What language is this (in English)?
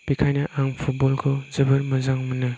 Bodo